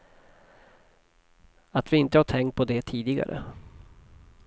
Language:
Swedish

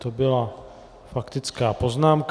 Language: Czech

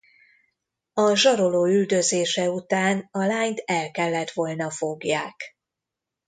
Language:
Hungarian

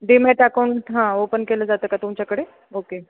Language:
Marathi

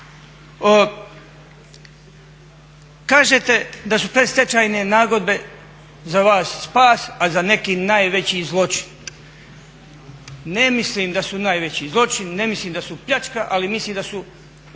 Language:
Croatian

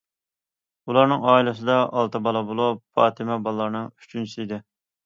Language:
Uyghur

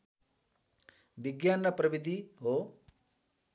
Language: Nepali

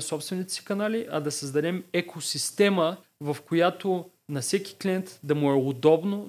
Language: Bulgarian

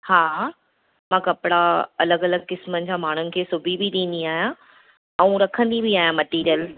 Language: Sindhi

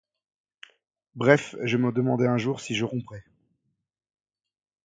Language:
French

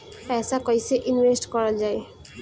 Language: Bhojpuri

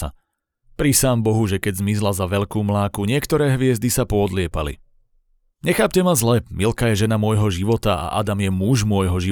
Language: Slovak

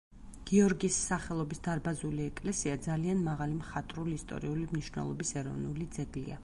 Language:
Georgian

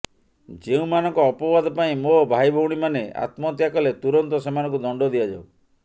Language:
Odia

